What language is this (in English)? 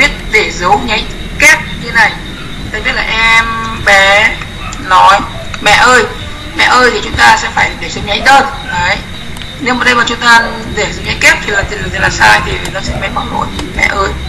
Vietnamese